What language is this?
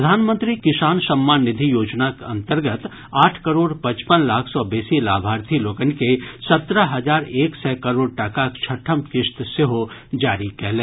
Maithili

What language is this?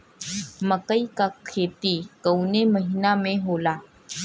Bhojpuri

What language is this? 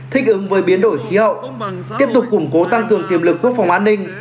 Vietnamese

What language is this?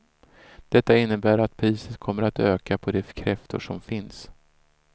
Swedish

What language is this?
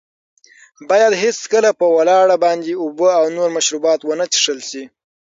Pashto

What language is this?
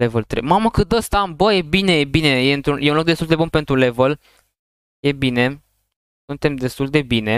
Romanian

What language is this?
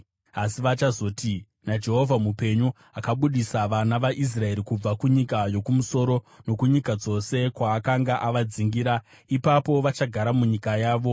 Shona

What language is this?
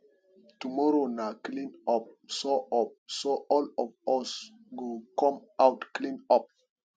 Nigerian Pidgin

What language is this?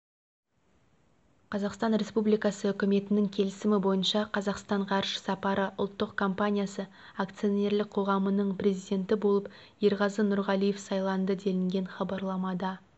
Kazakh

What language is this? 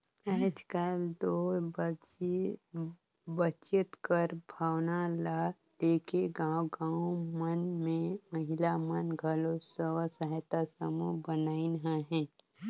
Chhattisgarhi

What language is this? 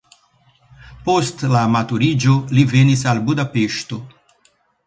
Esperanto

